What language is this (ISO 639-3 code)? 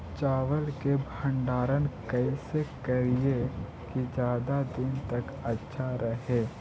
mag